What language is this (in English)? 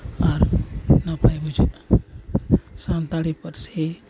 Santali